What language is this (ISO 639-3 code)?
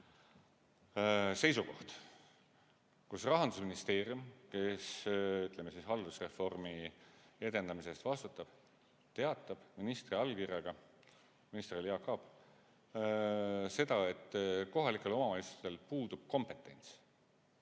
est